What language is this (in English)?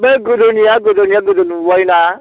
Bodo